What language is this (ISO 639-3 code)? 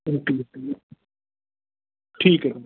mar